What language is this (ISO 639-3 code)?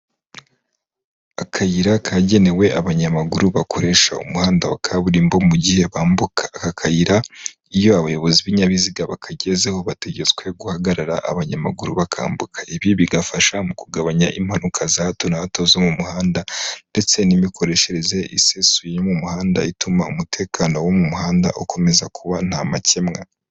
kin